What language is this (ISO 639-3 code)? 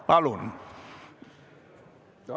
est